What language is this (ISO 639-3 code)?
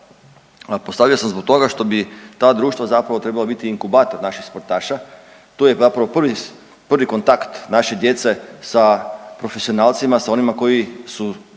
hrv